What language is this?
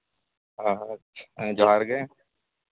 Santali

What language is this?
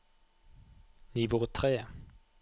Norwegian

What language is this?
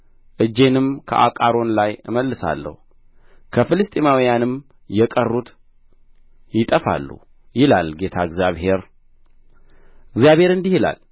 Amharic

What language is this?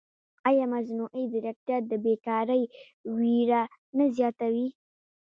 Pashto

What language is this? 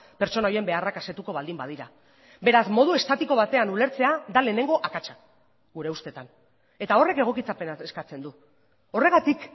Basque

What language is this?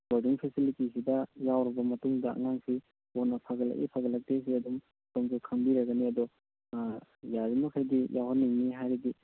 Manipuri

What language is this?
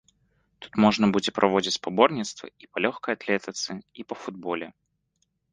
Belarusian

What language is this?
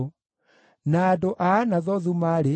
Kikuyu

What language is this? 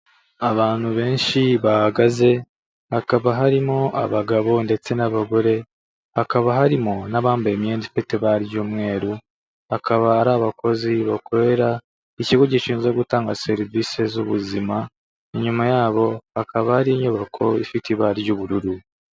Kinyarwanda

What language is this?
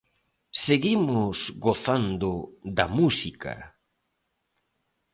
Galician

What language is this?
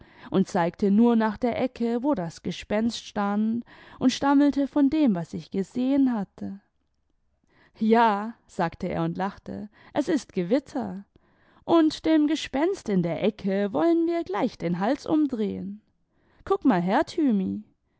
German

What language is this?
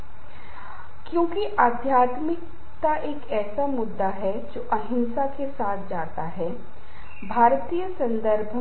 Hindi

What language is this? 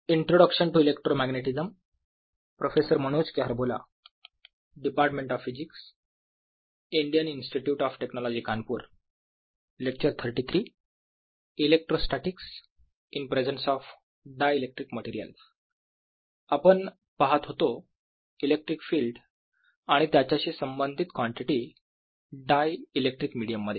Marathi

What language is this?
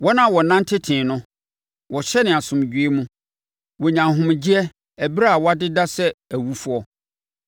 Akan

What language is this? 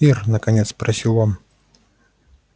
Russian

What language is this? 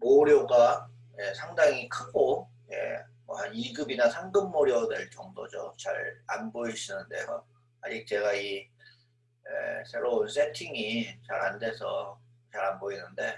Korean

